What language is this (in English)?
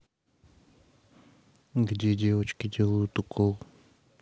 Russian